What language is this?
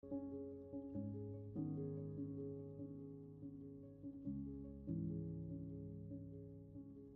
Turkish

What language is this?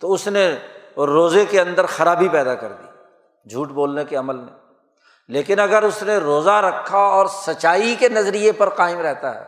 Urdu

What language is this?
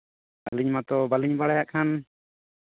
Santali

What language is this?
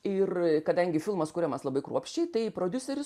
Lithuanian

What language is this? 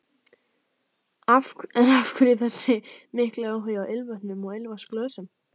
Icelandic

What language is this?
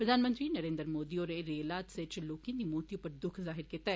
Dogri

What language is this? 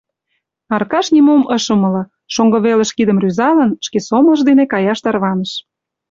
Mari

